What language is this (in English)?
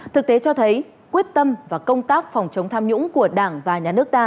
Vietnamese